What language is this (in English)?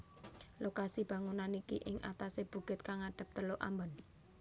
Javanese